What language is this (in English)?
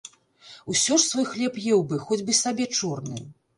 Belarusian